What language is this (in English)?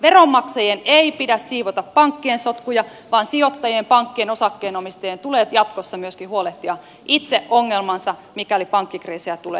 Finnish